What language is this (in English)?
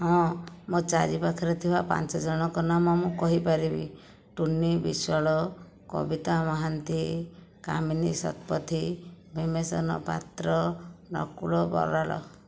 Odia